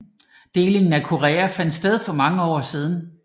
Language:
Danish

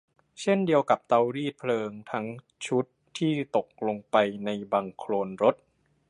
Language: Thai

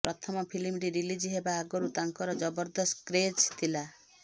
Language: Odia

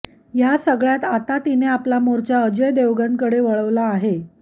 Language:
Marathi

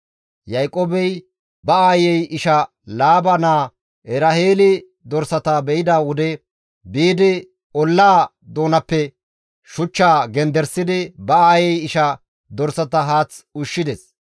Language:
Gamo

